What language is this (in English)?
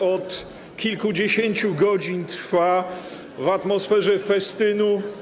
Polish